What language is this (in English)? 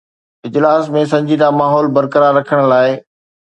Sindhi